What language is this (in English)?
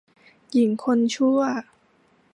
Thai